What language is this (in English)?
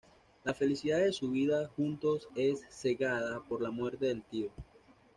Spanish